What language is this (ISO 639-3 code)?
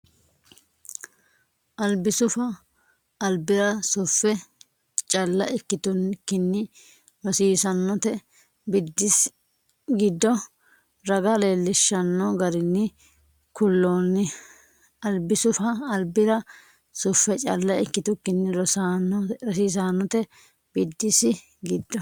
sid